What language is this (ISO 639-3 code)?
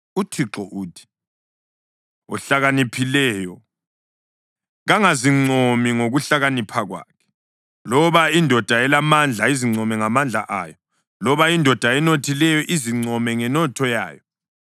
nde